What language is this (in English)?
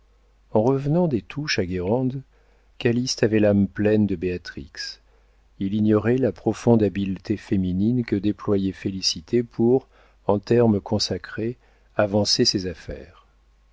French